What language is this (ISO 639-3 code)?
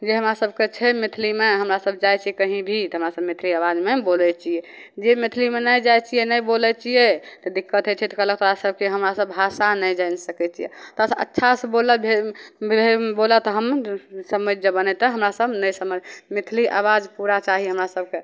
mai